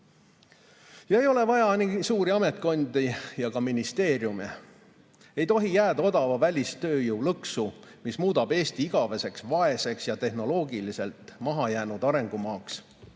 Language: Estonian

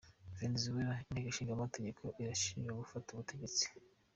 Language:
Kinyarwanda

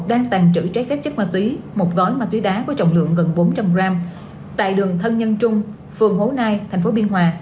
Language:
Vietnamese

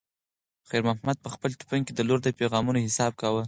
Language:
Pashto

